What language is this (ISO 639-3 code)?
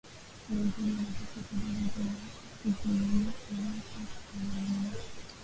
swa